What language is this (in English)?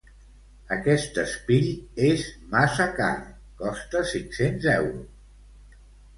Catalan